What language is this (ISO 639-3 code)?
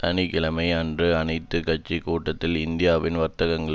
tam